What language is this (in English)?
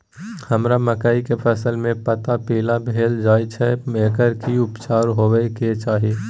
Maithili